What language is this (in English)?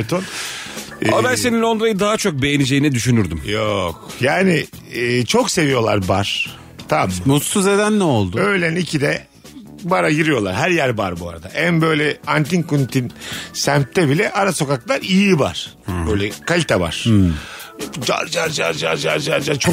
Turkish